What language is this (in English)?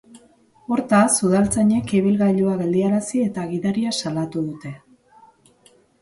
Basque